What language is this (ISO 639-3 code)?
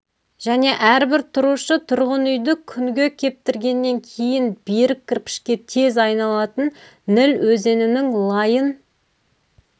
kaz